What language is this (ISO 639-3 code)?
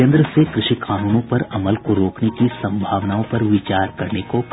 hin